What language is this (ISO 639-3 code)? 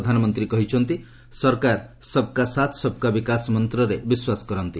ori